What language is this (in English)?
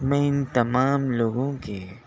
Urdu